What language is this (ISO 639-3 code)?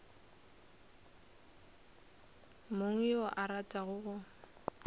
nso